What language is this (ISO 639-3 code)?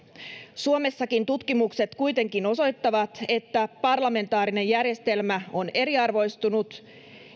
fin